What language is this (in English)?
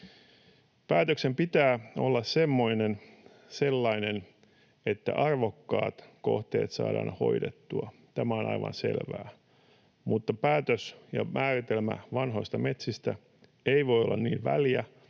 Finnish